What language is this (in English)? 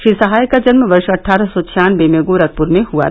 Hindi